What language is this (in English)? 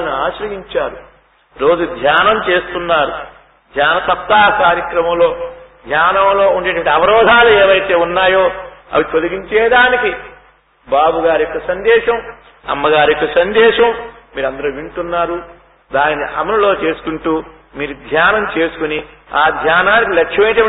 Telugu